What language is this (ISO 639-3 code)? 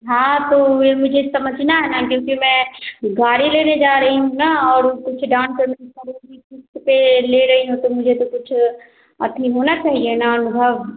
hin